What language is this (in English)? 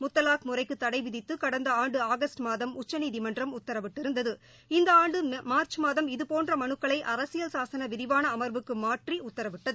Tamil